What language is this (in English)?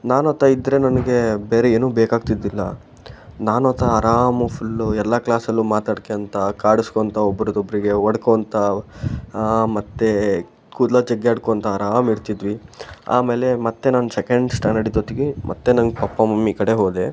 Kannada